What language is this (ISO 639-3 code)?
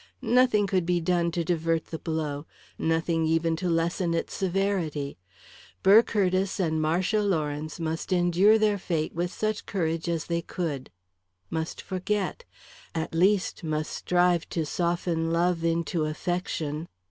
eng